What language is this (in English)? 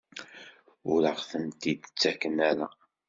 Kabyle